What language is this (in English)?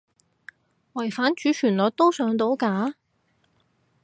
Cantonese